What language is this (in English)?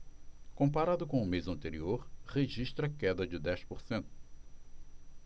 Portuguese